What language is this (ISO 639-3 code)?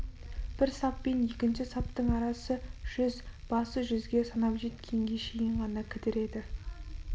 kaz